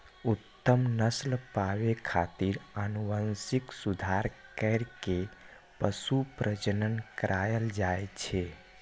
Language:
Maithili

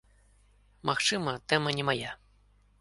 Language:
Belarusian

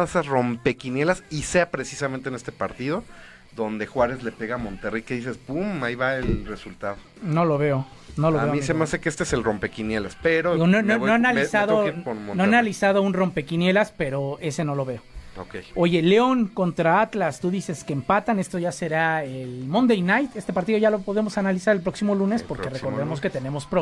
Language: Spanish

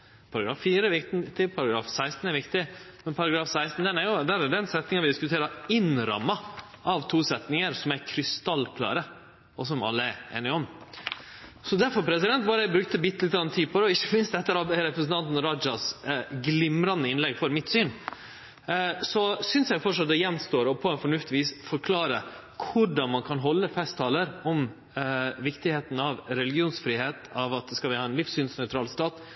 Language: Norwegian Nynorsk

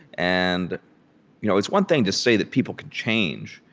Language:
English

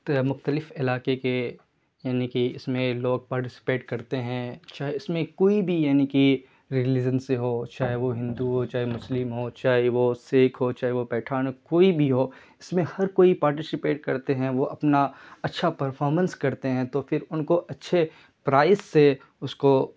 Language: Urdu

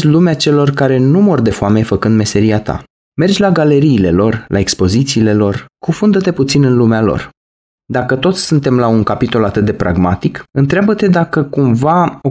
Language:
Romanian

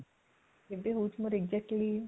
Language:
Odia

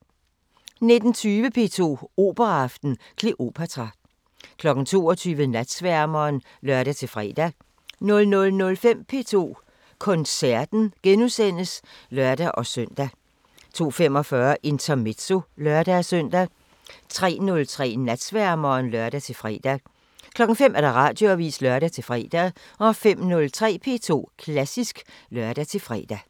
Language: Danish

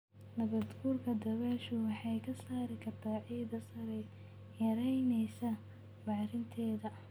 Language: Somali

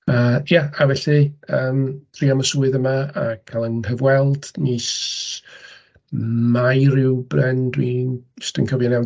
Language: Welsh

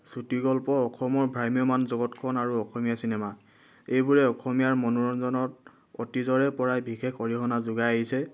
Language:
Assamese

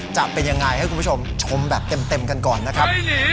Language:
Thai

